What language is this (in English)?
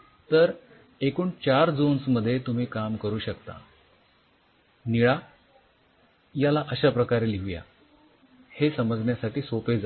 Marathi